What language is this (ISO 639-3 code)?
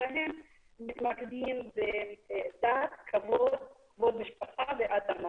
heb